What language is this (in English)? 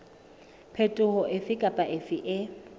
Southern Sotho